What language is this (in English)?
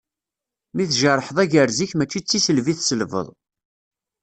Kabyle